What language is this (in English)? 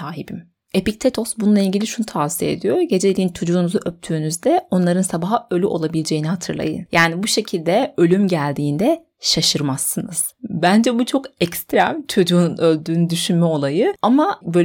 Turkish